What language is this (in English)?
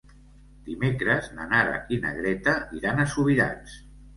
Catalan